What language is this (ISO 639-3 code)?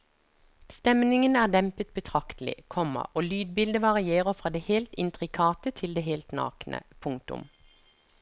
nor